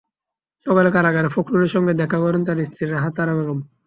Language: Bangla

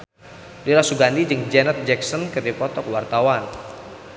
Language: Sundanese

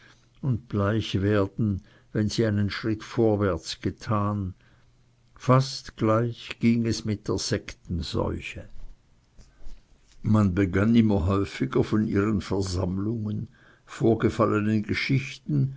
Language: German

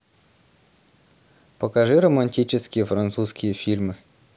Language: Russian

